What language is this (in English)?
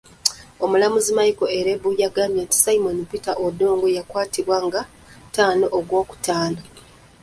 Ganda